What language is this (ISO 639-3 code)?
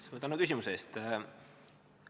est